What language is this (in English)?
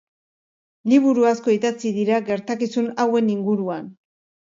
Basque